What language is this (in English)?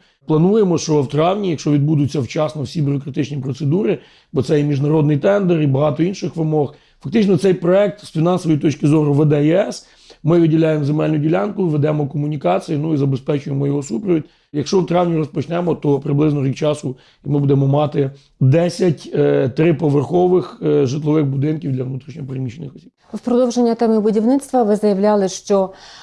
Ukrainian